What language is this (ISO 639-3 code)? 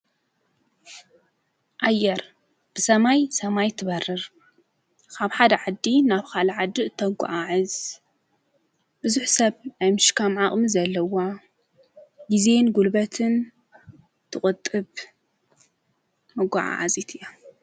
tir